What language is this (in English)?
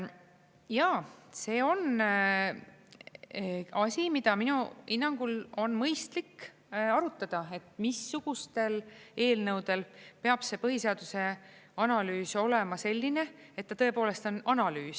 Estonian